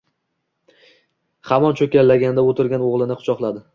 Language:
Uzbek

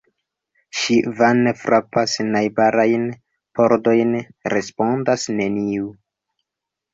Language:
Esperanto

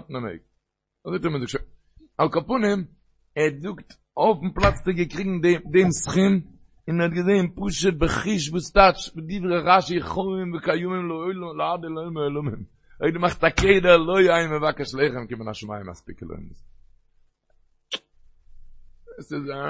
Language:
Hebrew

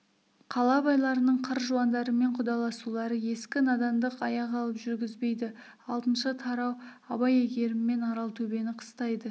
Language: Kazakh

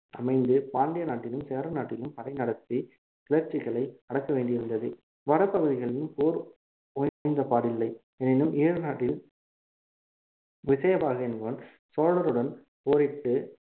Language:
Tamil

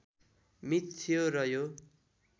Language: Nepali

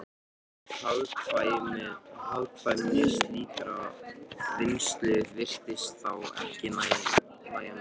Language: Icelandic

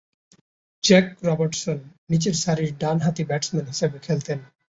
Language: Bangla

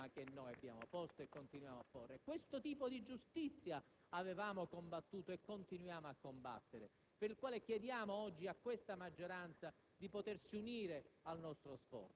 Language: Italian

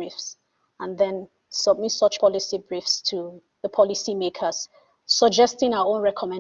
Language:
English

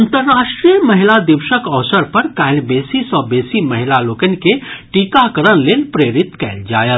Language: Maithili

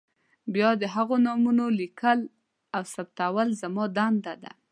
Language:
Pashto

